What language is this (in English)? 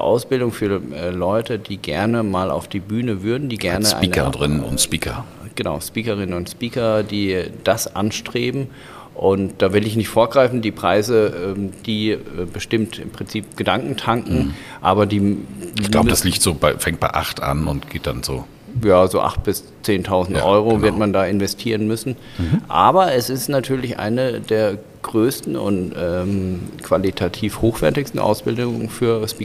German